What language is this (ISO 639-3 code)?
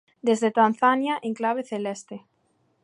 glg